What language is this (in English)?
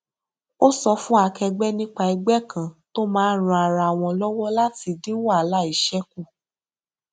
Yoruba